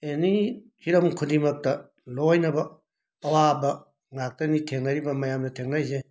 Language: Manipuri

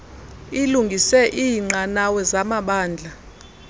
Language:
Xhosa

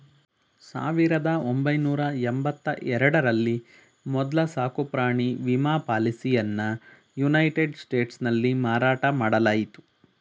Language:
Kannada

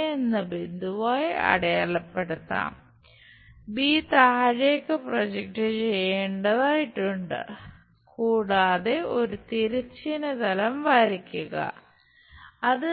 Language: Malayalam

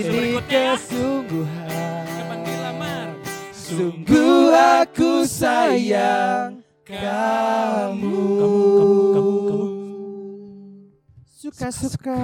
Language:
Indonesian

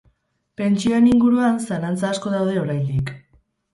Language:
Basque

